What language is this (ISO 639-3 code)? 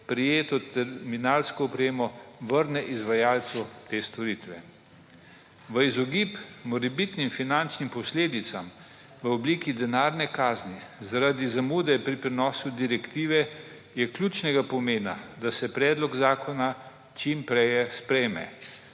slv